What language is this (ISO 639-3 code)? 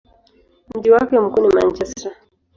swa